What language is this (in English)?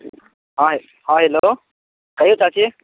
Maithili